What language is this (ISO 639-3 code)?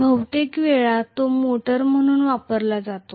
mar